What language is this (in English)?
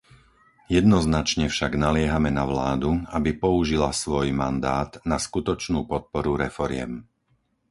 Slovak